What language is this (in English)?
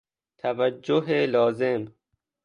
Persian